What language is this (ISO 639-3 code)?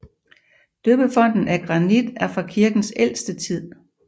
dan